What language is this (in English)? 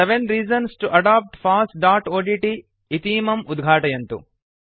Sanskrit